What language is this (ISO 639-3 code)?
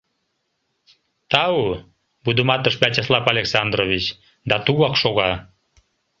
chm